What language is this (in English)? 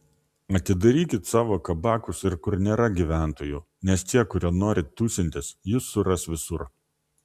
Lithuanian